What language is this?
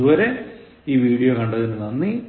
Malayalam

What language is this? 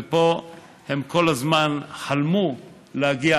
Hebrew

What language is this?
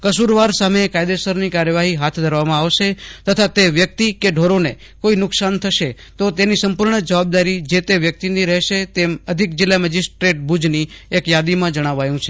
Gujarati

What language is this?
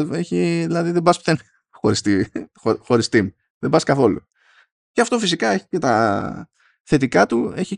Greek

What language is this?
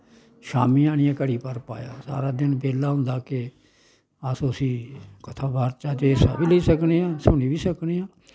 Dogri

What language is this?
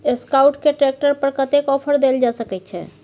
Maithili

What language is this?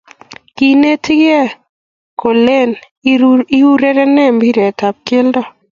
Kalenjin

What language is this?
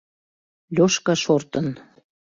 Mari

